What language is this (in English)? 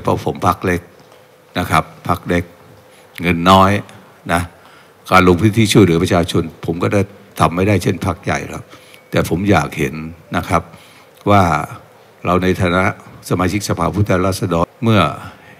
Thai